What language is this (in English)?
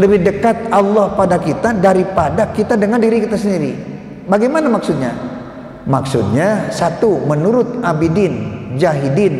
Indonesian